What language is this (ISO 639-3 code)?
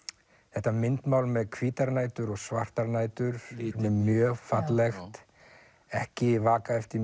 isl